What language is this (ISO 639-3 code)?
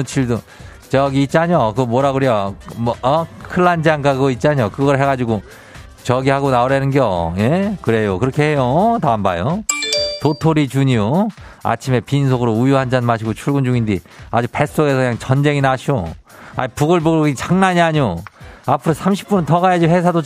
kor